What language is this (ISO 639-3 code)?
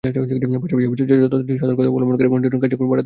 ben